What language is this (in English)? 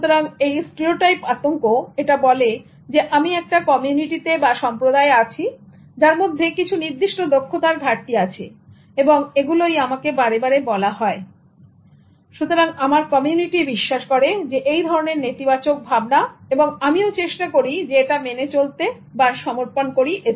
Bangla